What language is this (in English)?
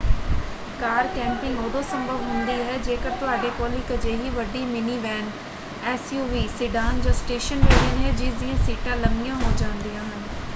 Punjabi